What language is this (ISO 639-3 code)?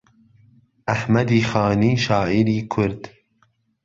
ckb